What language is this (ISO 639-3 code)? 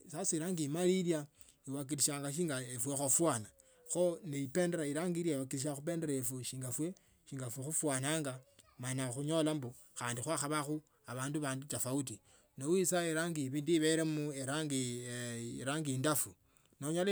lto